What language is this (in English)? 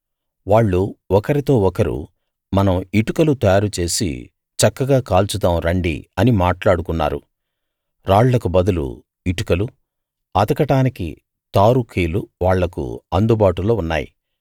Telugu